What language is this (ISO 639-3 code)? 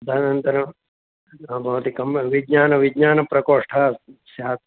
san